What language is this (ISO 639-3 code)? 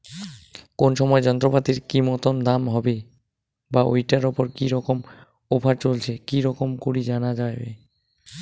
ben